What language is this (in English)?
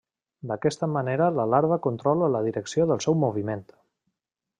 Catalan